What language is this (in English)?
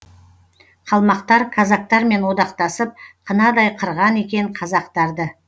Kazakh